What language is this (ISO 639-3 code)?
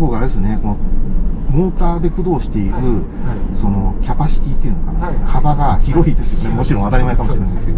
jpn